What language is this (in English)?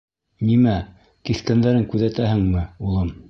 Bashkir